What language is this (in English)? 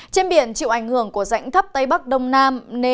Vietnamese